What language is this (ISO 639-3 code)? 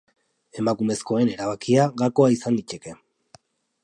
eus